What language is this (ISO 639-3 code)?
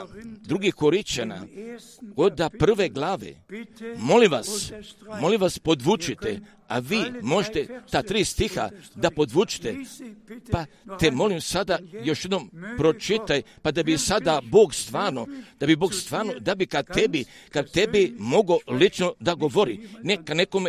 hrv